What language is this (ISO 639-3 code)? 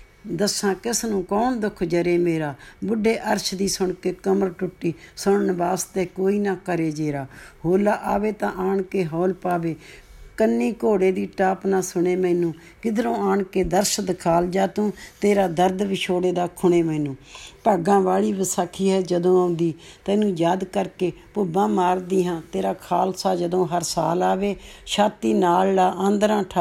pan